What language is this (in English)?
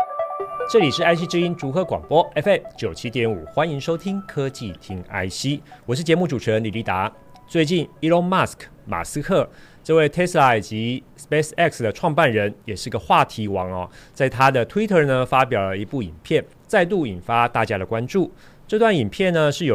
Chinese